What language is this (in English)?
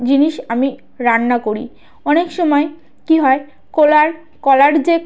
Bangla